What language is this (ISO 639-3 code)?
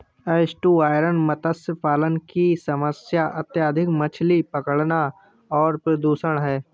hin